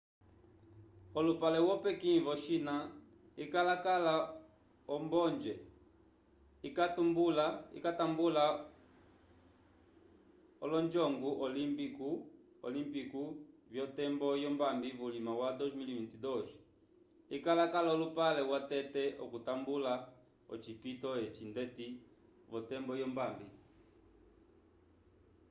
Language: Umbundu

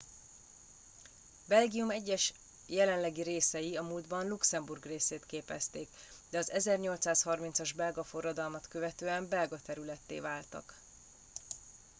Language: Hungarian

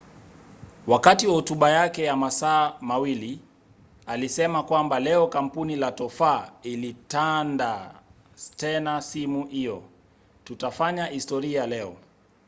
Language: Swahili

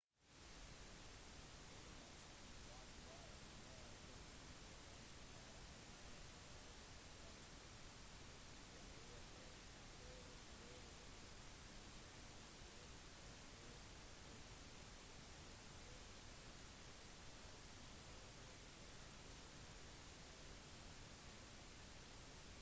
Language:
Norwegian Bokmål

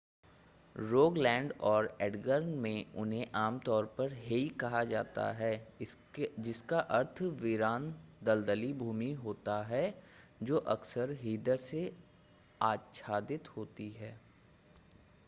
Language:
Hindi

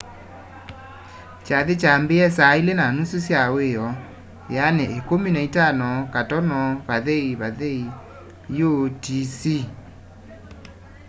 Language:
Kamba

